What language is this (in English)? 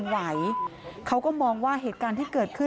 Thai